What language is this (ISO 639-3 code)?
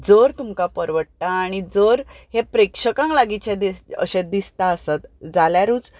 kok